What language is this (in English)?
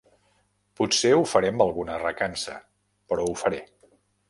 Catalan